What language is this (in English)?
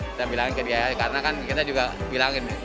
Indonesian